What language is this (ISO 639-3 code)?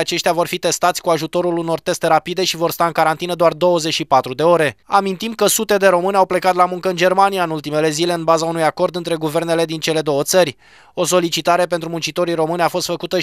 ron